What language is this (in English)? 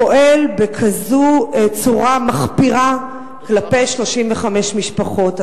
Hebrew